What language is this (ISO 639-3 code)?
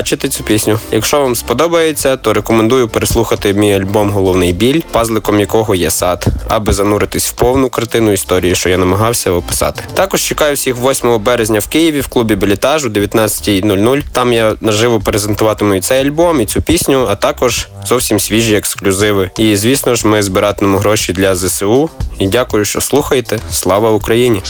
ukr